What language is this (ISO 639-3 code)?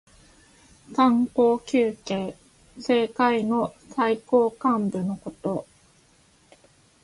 jpn